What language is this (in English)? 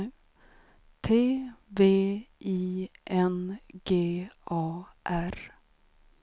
Swedish